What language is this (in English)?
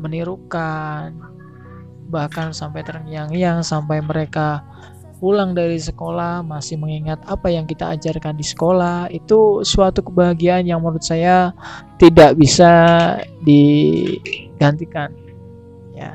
Indonesian